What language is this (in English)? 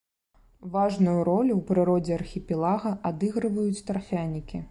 Belarusian